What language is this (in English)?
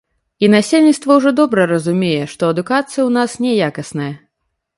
Belarusian